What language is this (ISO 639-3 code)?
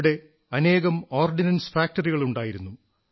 mal